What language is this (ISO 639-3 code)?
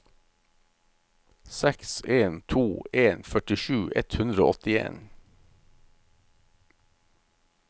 nor